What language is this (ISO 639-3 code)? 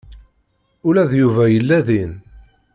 kab